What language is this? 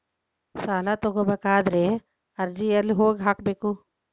Kannada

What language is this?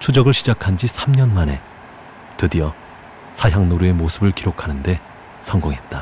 Korean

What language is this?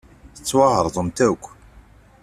Kabyle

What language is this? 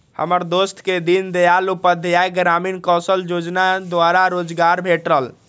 Magahi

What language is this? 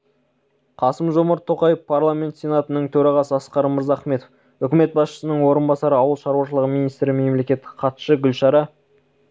Kazakh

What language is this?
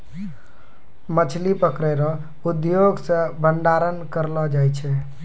Maithili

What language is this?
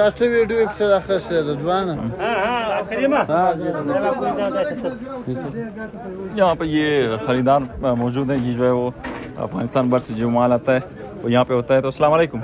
Romanian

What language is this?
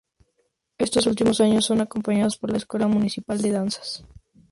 Spanish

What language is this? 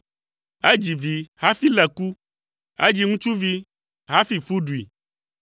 Ewe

